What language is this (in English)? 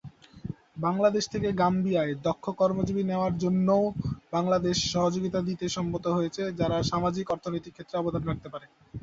Bangla